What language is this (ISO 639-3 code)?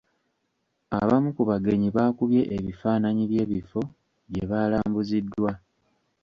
lug